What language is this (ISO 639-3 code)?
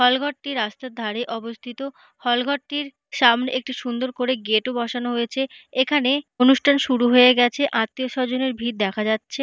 ben